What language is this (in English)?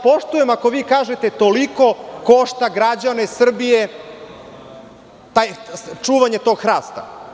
Serbian